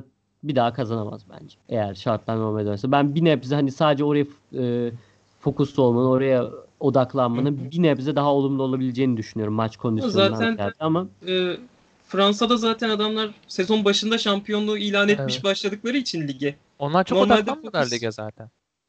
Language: Turkish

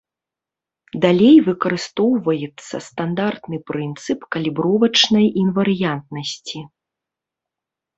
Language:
Belarusian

